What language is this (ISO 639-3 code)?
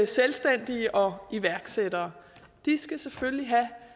dan